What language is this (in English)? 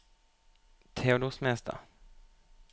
Norwegian